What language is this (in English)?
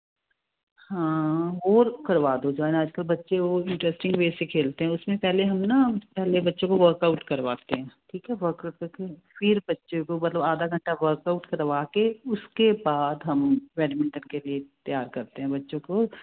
Punjabi